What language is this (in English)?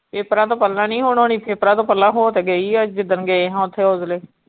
Punjabi